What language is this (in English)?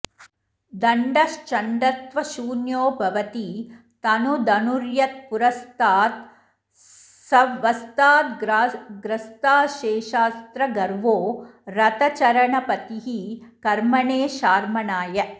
Sanskrit